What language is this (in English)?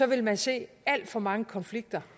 Danish